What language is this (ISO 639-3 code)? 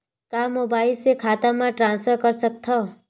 hne